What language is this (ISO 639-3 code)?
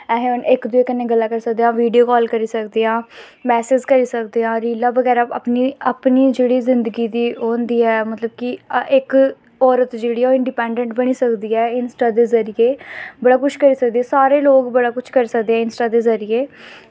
doi